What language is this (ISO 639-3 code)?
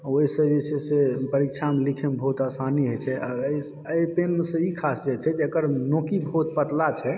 mai